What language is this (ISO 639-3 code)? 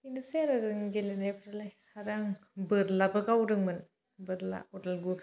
brx